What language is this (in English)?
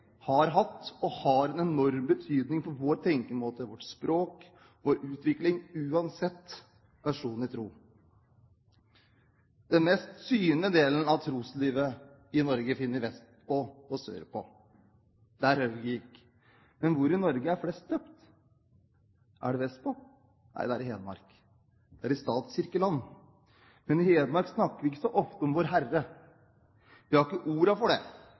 Norwegian Bokmål